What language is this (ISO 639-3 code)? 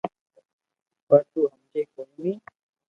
lrk